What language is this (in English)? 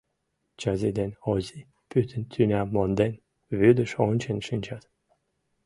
Mari